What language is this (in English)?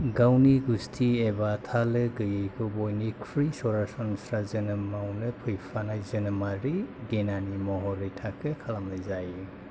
Bodo